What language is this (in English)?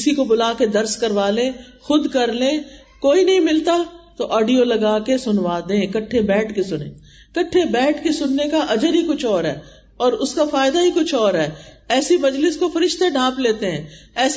Urdu